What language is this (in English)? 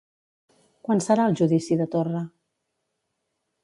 Catalan